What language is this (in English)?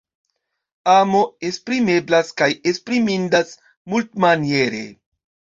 Esperanto